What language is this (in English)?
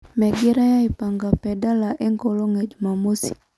Masai